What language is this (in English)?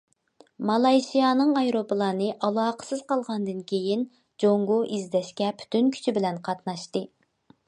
Uyghur